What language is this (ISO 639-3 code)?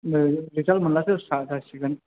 brx